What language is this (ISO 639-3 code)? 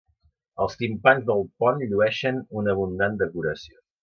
cat